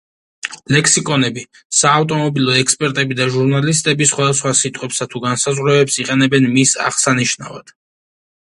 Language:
Georgian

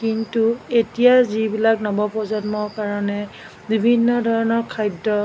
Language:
Assamese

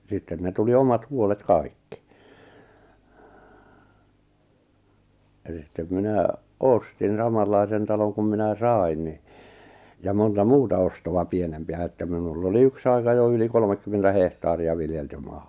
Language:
Finnish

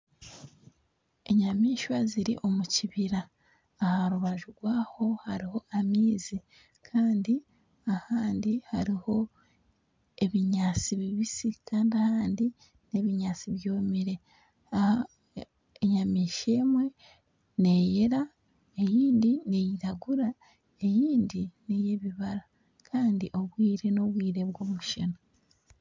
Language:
Nyankole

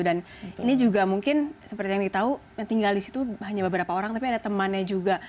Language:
Indonesian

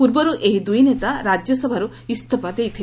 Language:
Odia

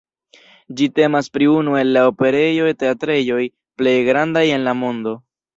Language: Esperanto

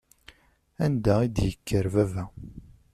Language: Kabyle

